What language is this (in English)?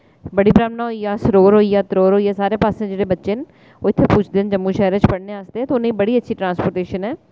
Dogri